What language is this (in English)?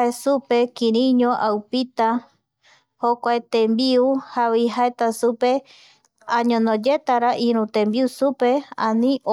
Eastern Bolivian Guaraní